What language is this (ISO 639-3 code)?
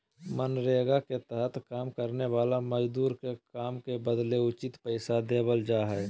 mag